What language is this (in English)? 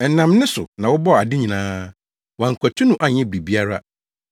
Akan